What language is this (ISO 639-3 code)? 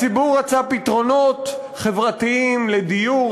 heb